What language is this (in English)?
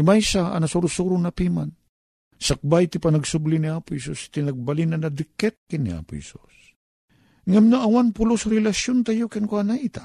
Filipino